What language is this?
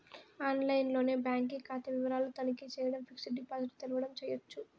Telugu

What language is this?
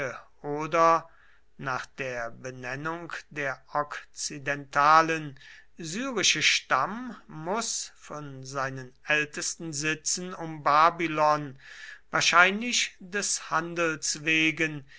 German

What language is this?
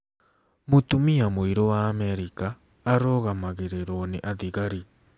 Kikuyu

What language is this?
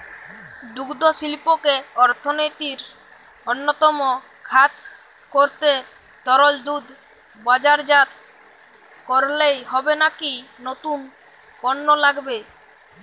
Bangla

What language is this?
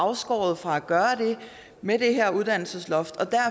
Danish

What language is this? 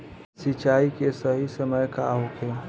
Bhojpuri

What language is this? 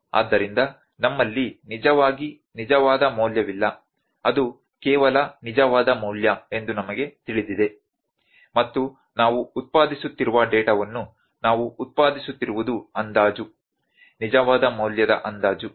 Kannada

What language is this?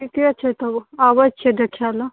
Maithili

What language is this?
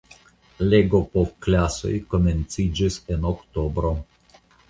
Esperanto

